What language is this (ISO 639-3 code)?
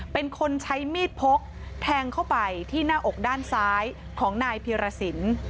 tha